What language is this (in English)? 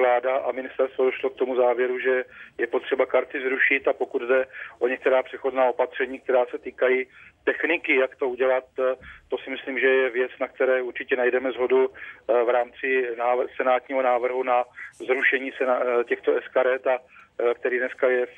Czech